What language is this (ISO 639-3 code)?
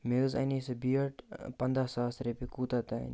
kas